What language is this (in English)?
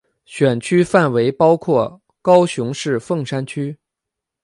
Chinese